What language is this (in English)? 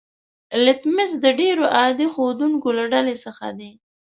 Pashto